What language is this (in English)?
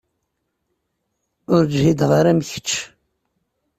Kabyle